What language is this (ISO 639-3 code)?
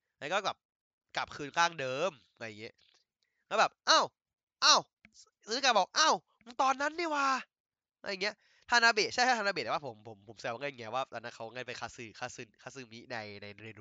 tha